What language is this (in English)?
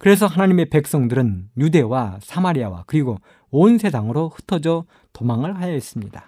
Korean